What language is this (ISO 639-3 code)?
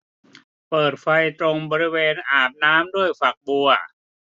tha